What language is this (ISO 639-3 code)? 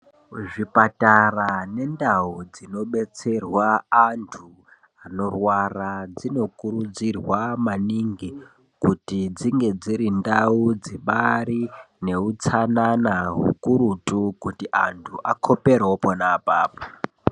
ndc